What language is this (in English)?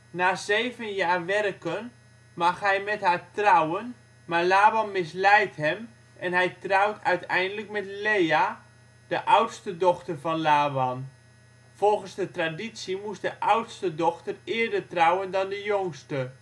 Dutch